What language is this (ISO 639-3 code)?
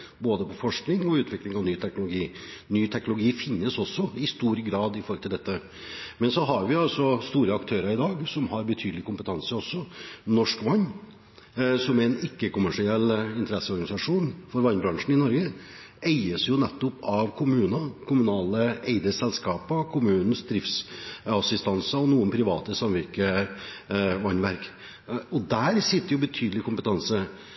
nob